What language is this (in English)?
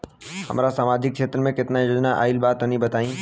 Bhojpuri